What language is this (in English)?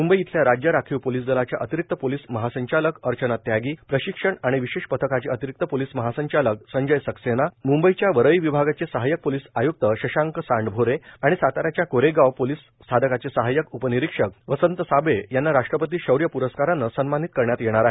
Marathi